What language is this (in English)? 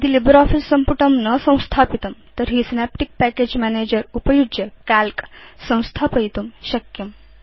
Sanskrit